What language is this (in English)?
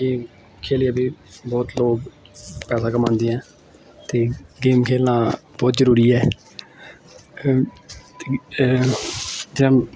Dogri